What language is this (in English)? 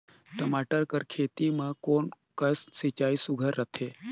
Chhattisgarhi